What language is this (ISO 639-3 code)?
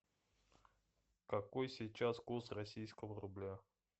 rus